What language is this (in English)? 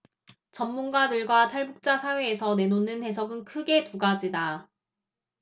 Korean